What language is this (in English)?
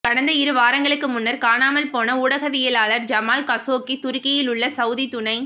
Tamil